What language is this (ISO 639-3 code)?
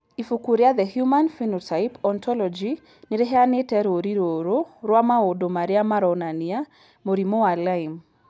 kik